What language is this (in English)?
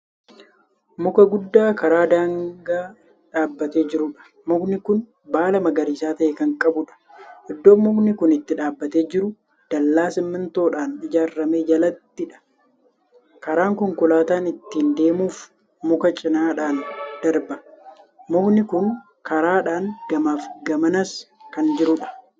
Oromo